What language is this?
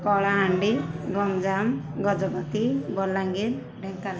Odia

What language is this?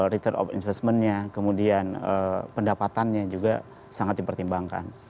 Indonesian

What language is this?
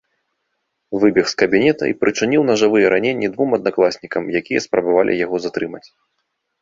Belarusian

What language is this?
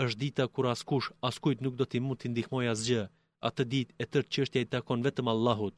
Greek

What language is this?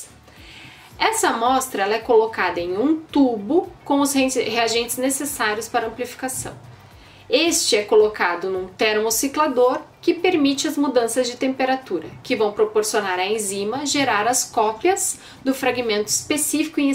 Portuguese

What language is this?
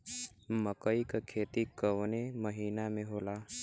Bhojpuri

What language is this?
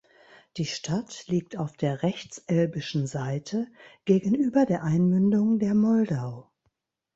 German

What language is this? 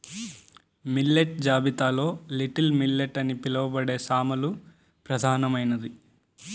Telugu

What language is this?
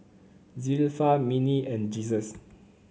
English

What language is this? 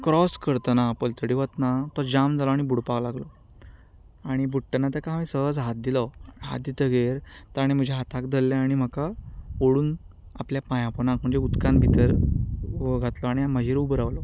Konkani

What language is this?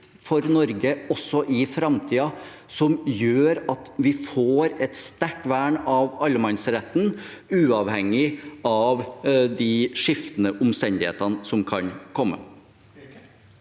Norwegian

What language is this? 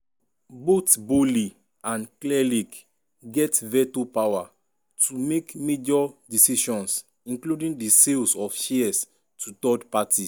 Nigerian Pidgin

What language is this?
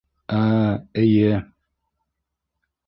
Bashkir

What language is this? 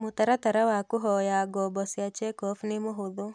Kikuyu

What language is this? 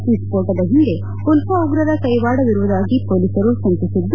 Kannada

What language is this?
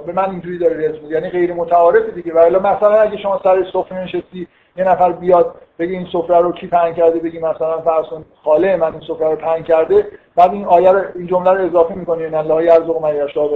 Persian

